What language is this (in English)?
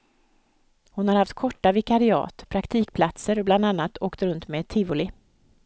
Swedish